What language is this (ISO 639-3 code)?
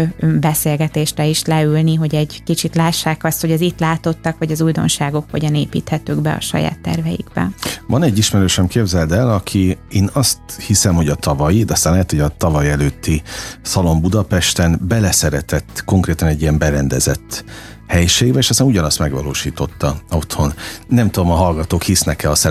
hun